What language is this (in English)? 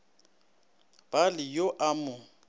Northern Sotho